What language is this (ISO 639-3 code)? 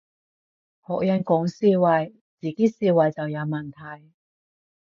yue